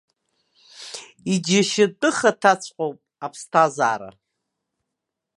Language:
Abkhazian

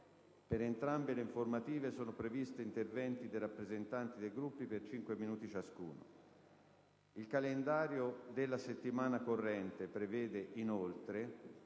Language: Italian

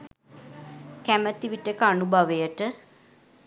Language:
Sinhala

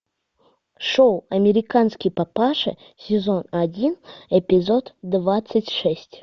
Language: Russian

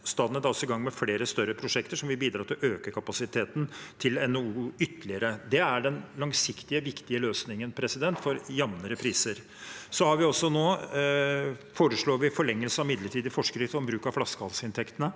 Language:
Norwegian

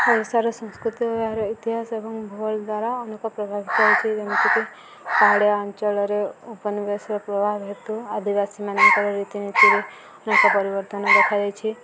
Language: Odia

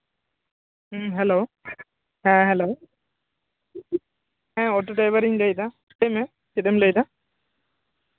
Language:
Santali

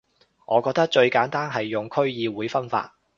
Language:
Cantonese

